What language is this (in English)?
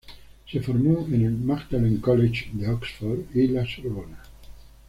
Spanish